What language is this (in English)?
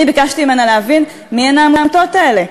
Hebrew